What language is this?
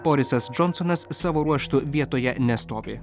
Lithuanian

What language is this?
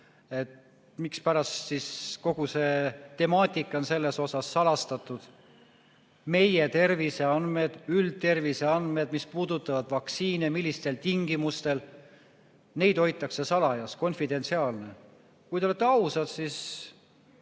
Estonian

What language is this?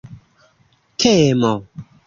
Esperanto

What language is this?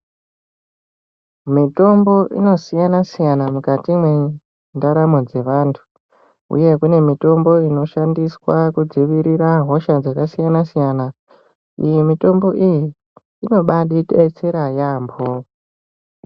Ndau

